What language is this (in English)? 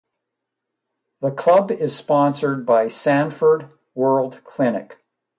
English